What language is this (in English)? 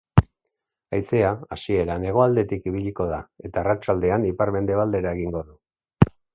Basque